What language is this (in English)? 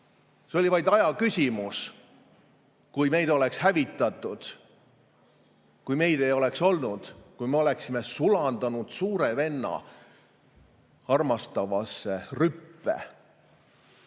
Estonian